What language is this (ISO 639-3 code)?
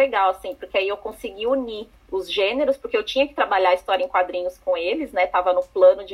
por